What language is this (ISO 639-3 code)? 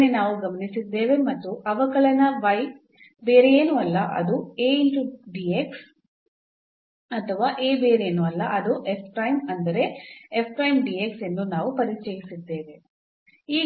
kan